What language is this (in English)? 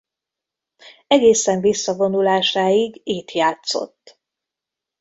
Hungarian